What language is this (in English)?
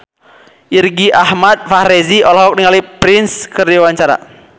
Sundanese